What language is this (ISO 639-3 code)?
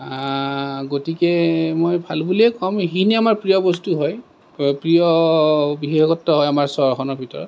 asm